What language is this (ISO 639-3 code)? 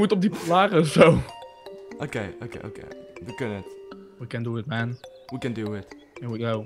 nld